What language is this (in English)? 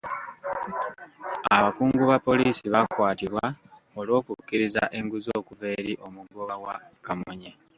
Ganda